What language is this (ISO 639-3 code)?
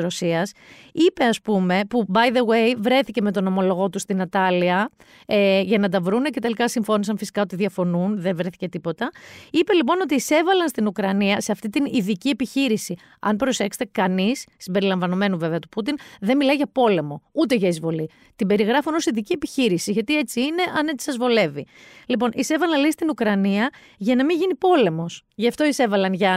ell